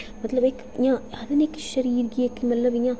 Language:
Dogri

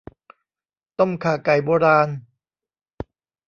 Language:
Thai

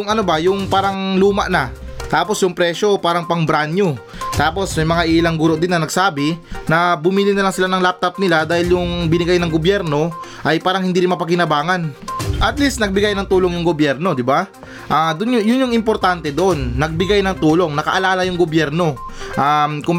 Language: Filipino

